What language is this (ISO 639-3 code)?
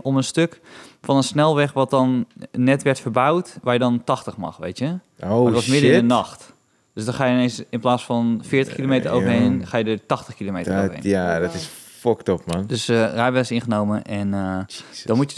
nld